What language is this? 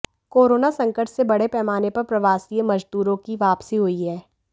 Hindi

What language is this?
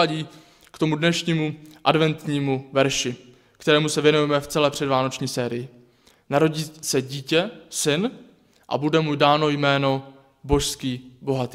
Czech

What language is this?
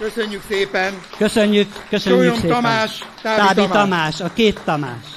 Hungarian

